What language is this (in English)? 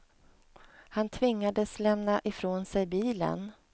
Swedish